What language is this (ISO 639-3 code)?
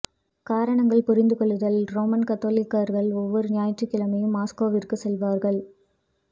tam